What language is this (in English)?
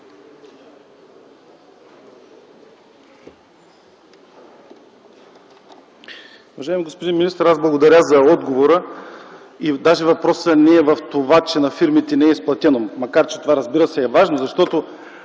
Bulgarian